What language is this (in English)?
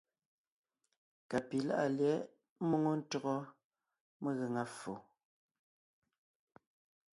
Ngiemboon